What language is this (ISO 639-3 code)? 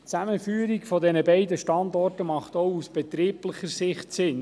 gsw